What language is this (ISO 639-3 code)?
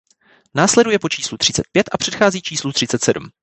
ces